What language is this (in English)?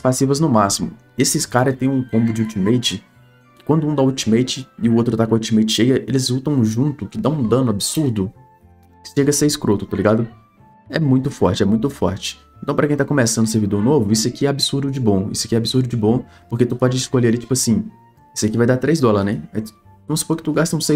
Portuguese